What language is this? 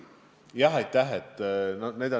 Estonian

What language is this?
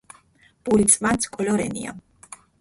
Mingrelian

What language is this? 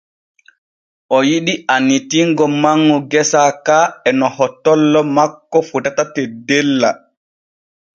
Borgu Fulfulde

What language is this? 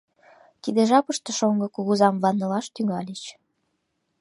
Mari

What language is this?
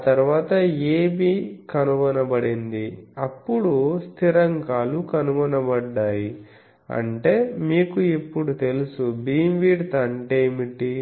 Telugu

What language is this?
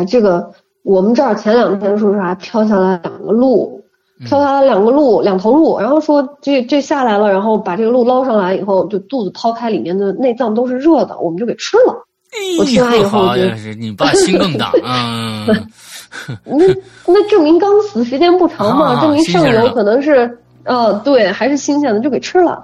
Chinese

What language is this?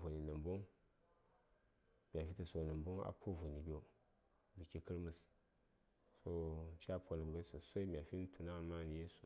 Saya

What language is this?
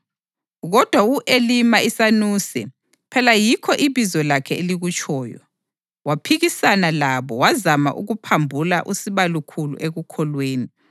North Ndebele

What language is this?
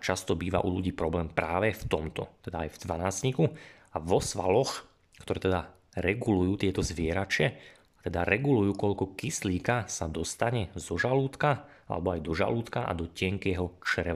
Slovak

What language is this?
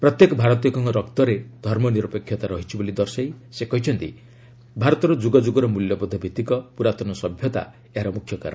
Odia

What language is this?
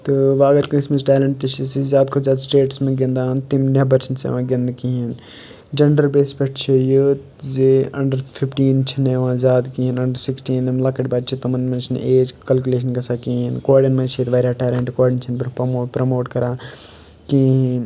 Kashmiri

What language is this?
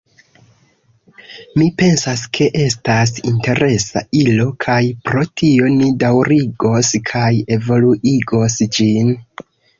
Esperanto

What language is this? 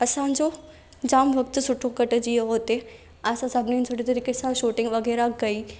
Sindhi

